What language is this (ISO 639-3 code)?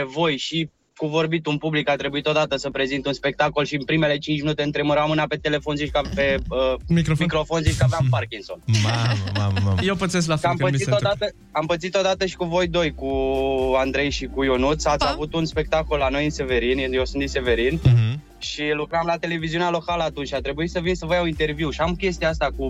ron